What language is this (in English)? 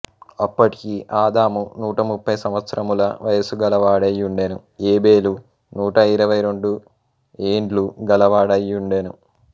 Telugu